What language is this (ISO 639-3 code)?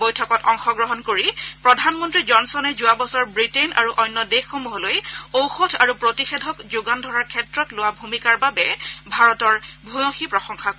asm